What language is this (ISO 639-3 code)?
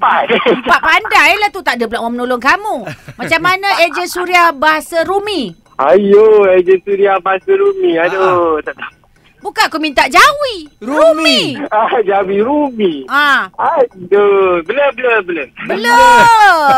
msa